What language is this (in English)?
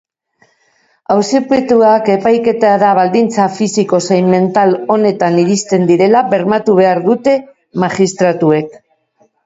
Basque